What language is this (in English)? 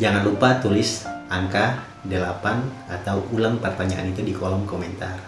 Indonesian